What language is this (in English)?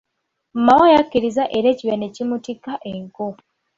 Ganda